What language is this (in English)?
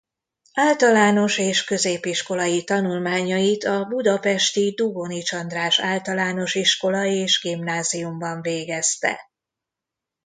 Hungarian